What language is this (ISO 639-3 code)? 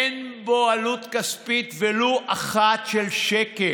heb